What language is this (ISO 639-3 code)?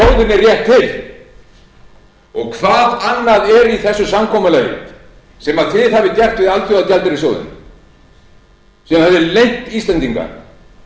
isl